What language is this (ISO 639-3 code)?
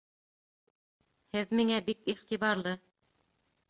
bak